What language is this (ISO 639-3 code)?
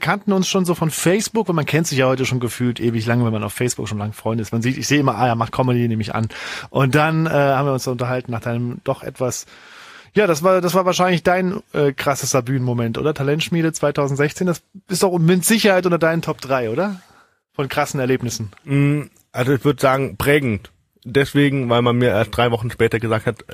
deu